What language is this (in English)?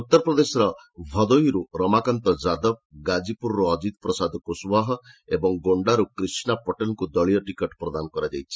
Odia